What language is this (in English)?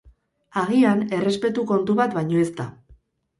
Basque